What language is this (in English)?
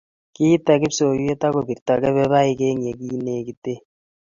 Kalenjin